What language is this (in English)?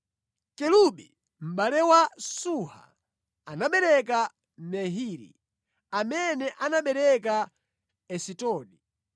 Nyanja